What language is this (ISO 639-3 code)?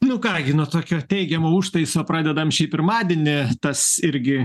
lit